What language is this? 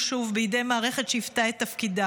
Hebrew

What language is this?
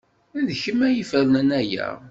Kabyle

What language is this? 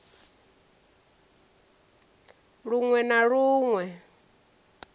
Venda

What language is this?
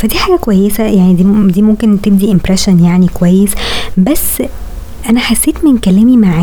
Arabic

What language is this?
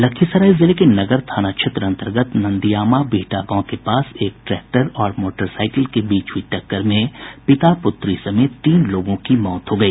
Hindi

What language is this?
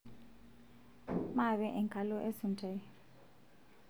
Masai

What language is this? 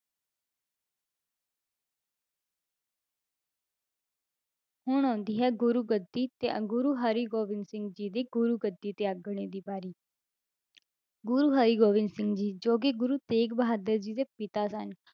Punjabi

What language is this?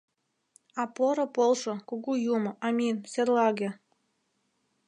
Mari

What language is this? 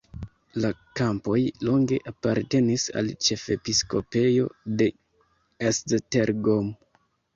Esperanto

